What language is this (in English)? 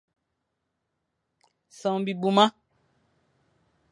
Fang